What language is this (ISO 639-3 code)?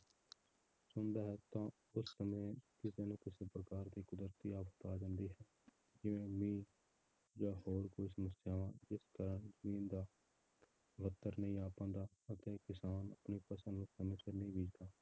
pan